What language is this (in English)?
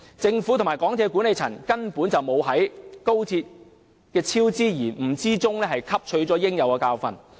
Cantonese